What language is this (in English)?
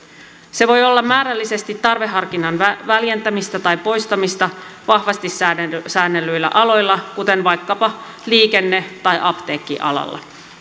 Finnish